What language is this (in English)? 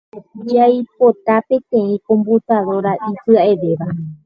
Guarani